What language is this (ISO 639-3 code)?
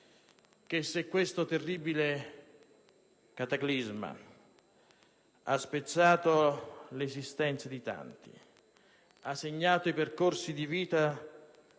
ita